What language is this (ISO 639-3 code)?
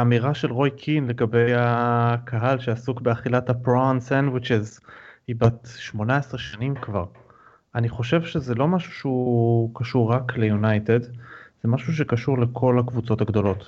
heb